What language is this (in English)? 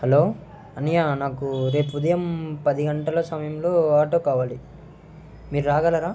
Telugu